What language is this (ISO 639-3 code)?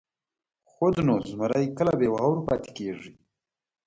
pus